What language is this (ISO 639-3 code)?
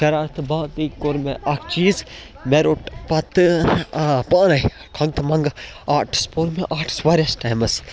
kas